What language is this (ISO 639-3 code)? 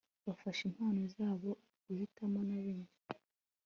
kin